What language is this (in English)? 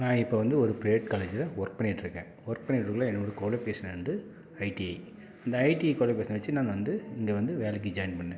Tamil